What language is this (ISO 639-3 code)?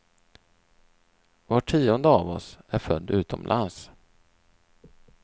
swe